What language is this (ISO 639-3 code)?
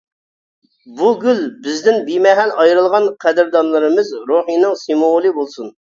uig